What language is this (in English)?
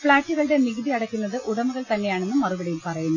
Malayalam